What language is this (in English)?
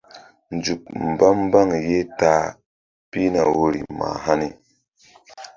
Mbum